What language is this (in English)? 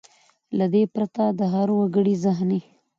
Pashto